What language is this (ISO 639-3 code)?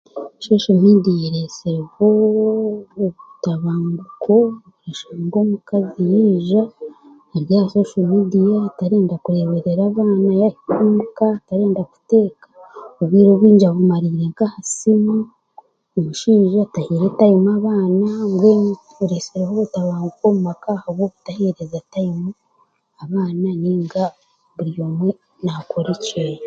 cgg